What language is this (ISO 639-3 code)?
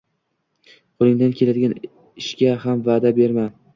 uzb